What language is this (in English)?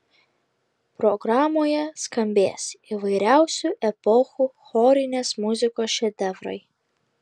Lithuanian